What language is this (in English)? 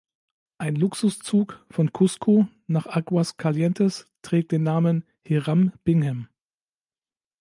German